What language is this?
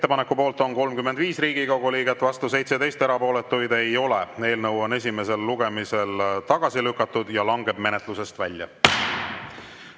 Estonian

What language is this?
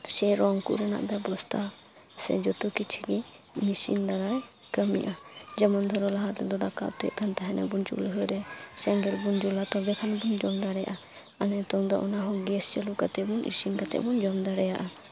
Santali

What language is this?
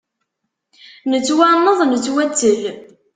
Kabyle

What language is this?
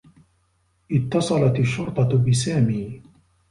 Arabic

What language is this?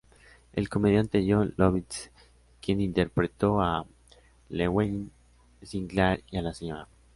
Spanish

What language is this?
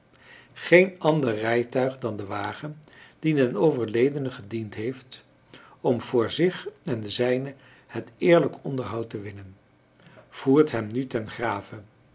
Dutch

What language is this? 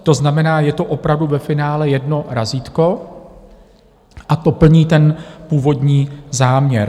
Czech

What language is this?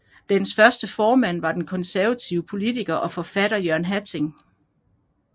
Danish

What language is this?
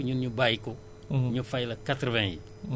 Wolof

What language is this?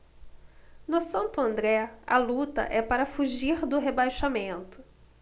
Portuguese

